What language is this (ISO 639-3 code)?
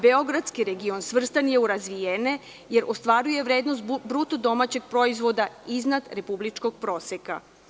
srp